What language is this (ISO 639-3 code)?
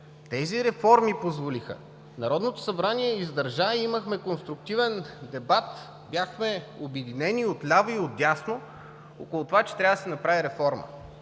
bul